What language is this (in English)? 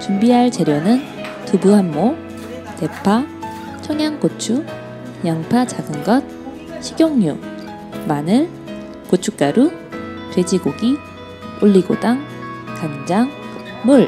Korean